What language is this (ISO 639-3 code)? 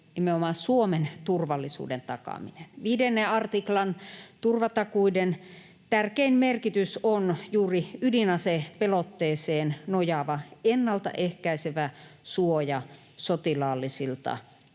fin